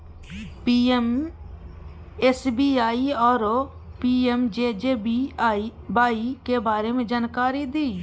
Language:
Maithili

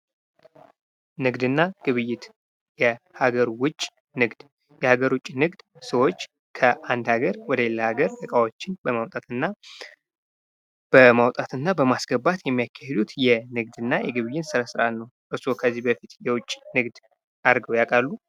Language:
Amharic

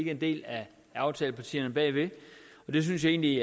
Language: Danish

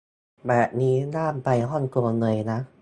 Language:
Thai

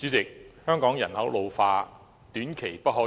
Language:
Cantonese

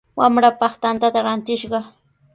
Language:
Sihuas Ancash Quechua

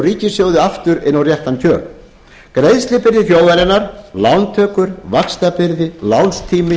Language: Icelandic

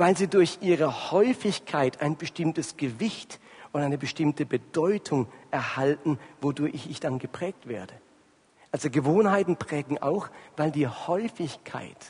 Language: German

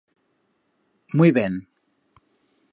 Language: Aragonese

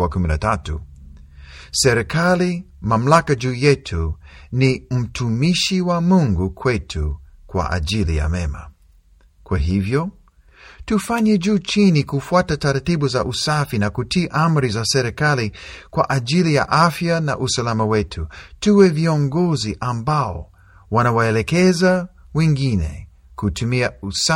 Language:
Swahili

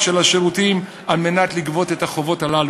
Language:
Hebrew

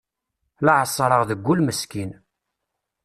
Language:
Kabyle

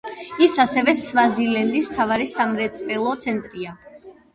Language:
Georgian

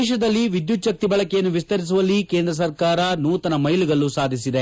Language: Kannada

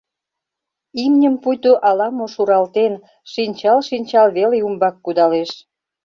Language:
Mari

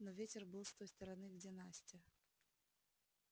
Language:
Russian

